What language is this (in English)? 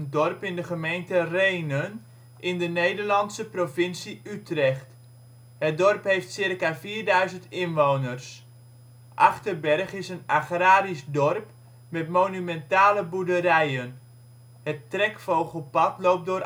Dutch